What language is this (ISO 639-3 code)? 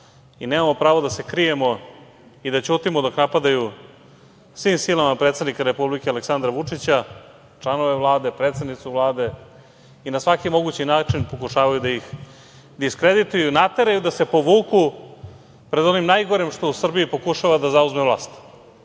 srp